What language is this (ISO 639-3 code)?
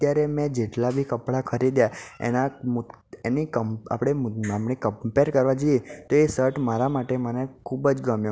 guj